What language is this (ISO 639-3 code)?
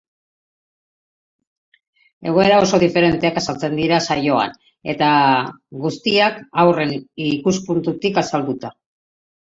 eus